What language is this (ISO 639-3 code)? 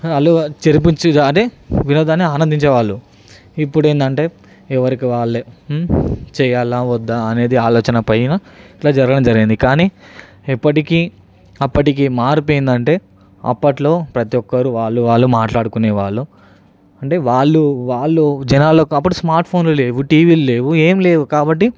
tel